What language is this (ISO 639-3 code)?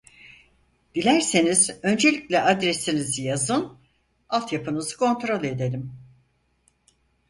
tur